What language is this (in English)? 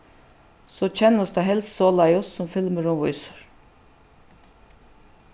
Faroese